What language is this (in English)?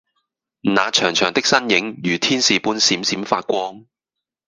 Cantonese